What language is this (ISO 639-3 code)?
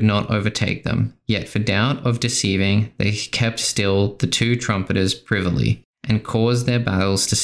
eng